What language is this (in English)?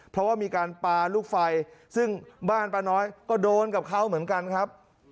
Thai